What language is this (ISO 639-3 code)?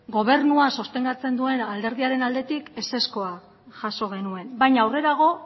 eus